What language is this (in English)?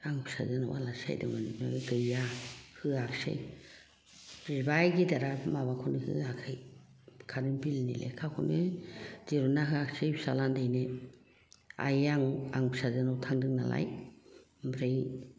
Bodo